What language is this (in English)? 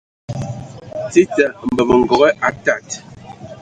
Ewondo